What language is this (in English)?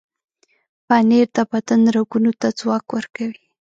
Pashto